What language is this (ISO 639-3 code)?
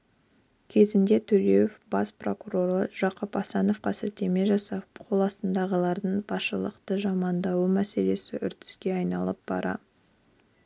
kaz